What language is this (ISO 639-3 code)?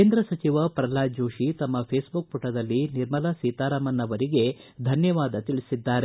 kan